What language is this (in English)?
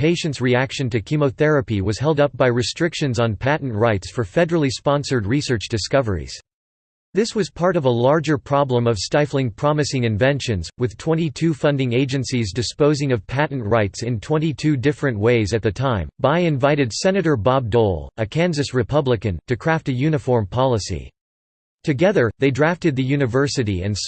English